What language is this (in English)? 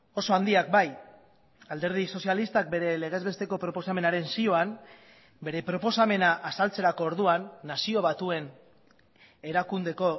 Basque